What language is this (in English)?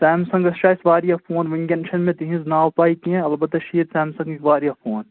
Kashmiri